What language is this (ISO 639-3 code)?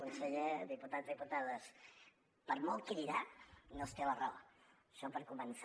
cat